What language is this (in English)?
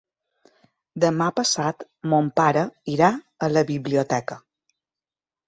Catalan